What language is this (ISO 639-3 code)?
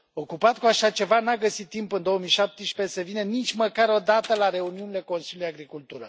ron